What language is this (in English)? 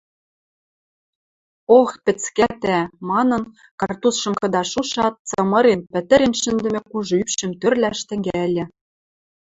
Western Mari